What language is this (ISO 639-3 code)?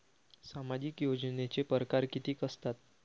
mar